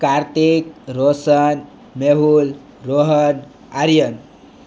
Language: Gujarati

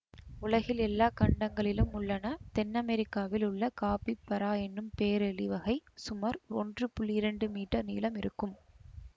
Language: Tamil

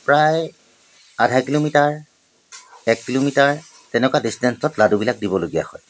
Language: Assamese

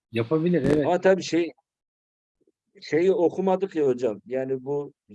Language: Turkish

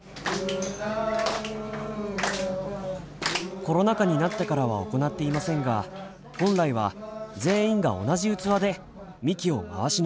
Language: Japanese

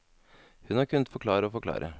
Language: Norwegian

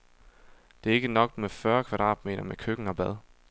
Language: Danish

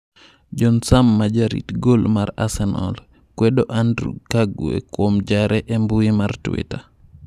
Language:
Luo (Kenya and Tanzania)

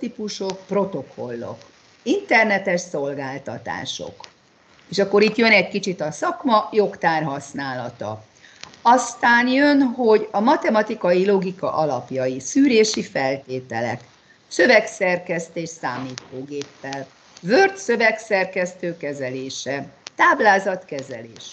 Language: Hungarian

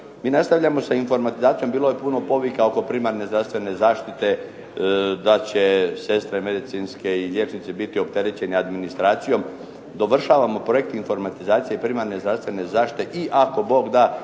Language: Croatian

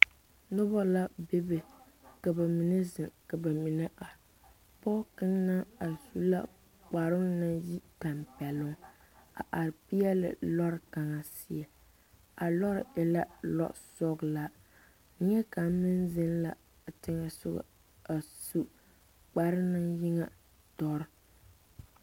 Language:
Southern Dagaare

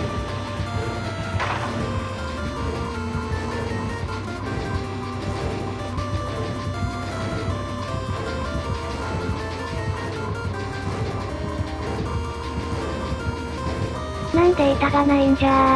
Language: Japanese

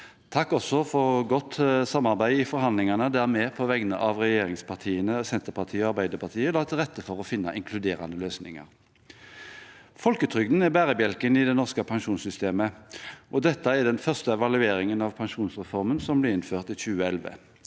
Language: Norwegian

